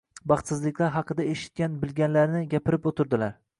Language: Uzbek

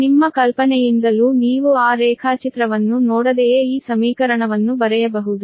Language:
Kannada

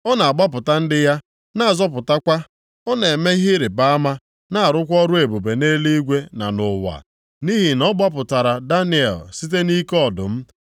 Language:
Igbo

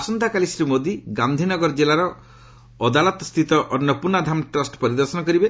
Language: Odia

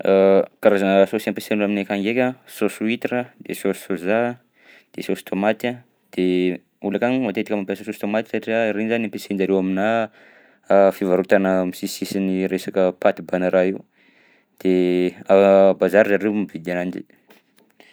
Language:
Southern Betsimisaraka Malagasy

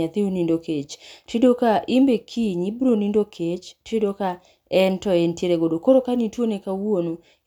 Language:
Luo (Kenya and Tanzania)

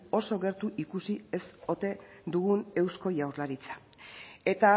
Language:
Basque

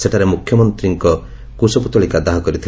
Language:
Odia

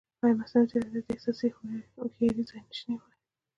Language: Pashto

